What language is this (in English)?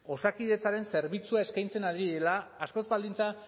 Basque